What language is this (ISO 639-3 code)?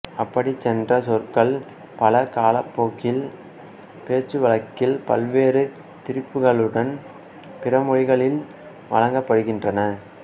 tam